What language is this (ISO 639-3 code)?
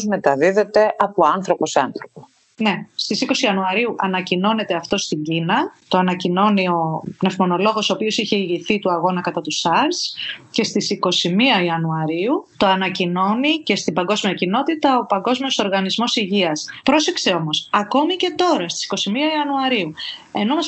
ell